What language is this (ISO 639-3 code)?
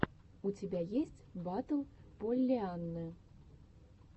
rus